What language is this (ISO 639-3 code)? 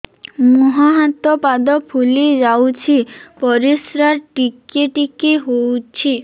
ori